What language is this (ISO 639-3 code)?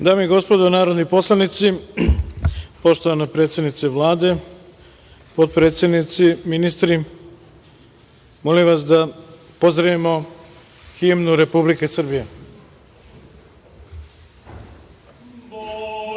srp